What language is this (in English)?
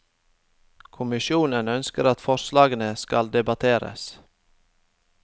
Norwegian